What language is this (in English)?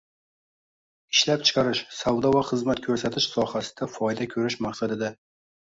Uzbek